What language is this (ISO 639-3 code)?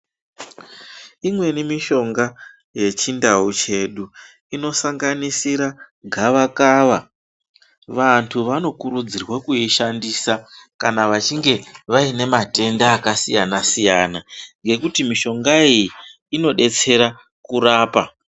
ndc